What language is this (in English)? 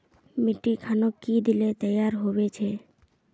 Magahi